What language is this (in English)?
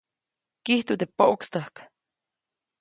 Copainalá Zoque